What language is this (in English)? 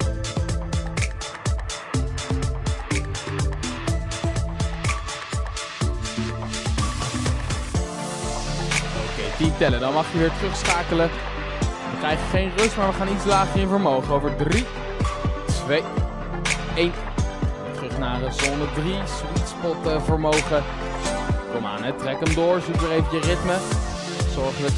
Dutch